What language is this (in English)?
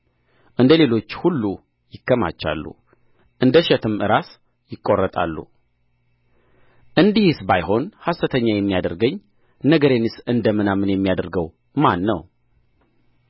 Amharic